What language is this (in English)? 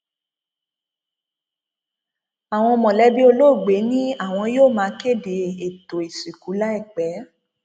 Yoruba